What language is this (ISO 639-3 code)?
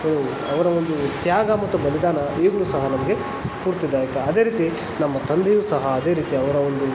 kan